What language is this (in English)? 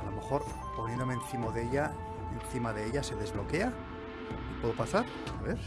Spanish